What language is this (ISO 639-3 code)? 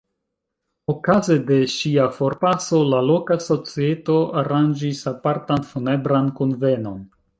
epo